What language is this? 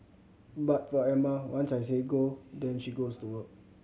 English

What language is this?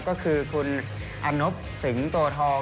Thai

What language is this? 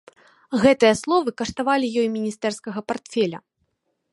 Belarusian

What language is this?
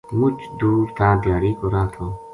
Gujari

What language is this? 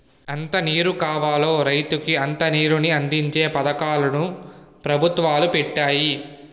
Telugu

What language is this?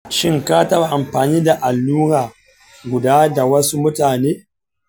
Hausa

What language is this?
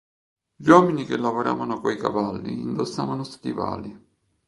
Italian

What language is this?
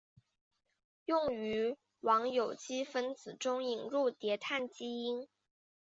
Chinese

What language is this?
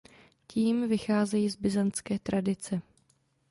Czech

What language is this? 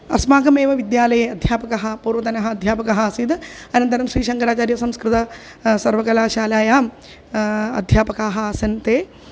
Sanskrit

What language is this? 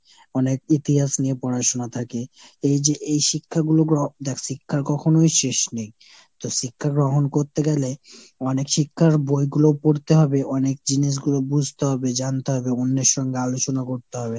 Bangla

